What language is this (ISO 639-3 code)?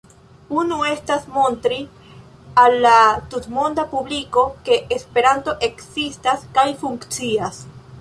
epo